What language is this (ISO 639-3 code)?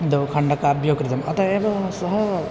san